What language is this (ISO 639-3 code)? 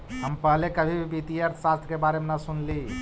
mag